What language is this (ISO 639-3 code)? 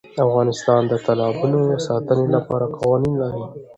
pus